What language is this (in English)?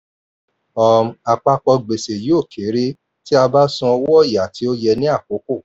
Yoruba